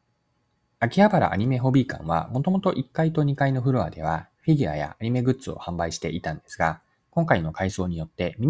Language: Japanese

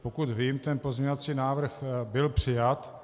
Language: Czech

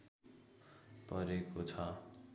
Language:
Nepali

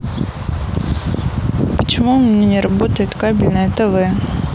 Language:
Russian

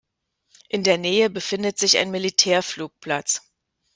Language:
German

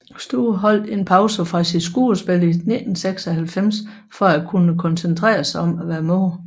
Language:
Danish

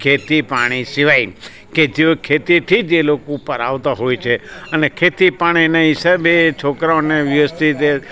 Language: Gujarati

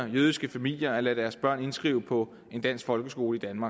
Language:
Danish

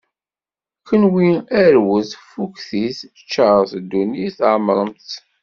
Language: Kabyle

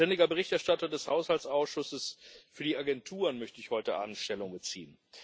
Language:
German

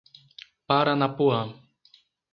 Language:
Portuguese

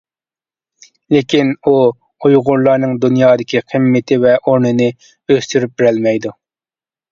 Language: Uyghur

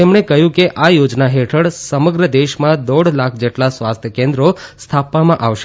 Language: Gujarati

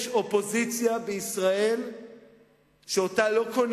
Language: Hebrew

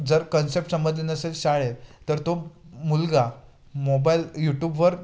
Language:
Marathi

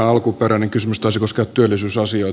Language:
Finnish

